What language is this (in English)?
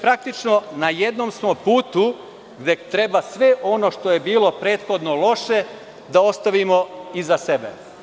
Serbian